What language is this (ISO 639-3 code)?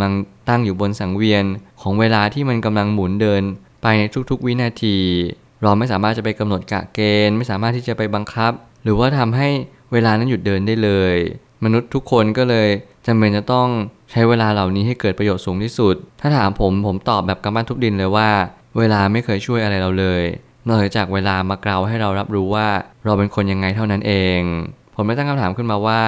tha